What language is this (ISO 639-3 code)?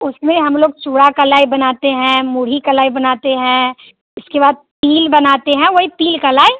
hin